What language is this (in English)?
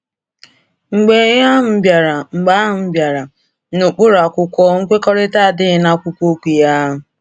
Igbo